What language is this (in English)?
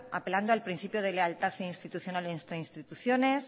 Spanish